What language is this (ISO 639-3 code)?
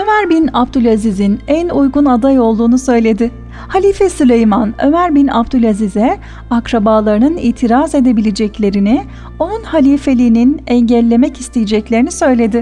tur